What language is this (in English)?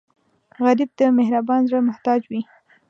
Pashto